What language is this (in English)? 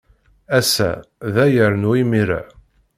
Kabyle